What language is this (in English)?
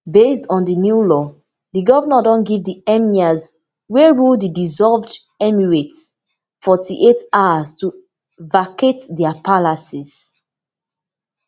Nigerian Pidgin